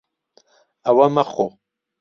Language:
Central Kurdish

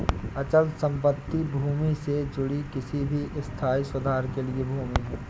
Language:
Hindi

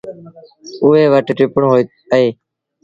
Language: Sindhi Bhil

